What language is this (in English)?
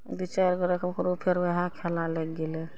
Maithili